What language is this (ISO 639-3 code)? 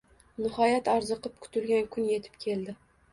uzb